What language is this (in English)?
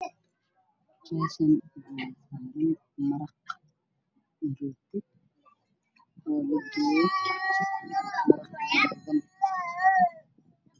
Somali